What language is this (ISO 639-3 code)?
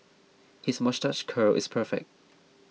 eng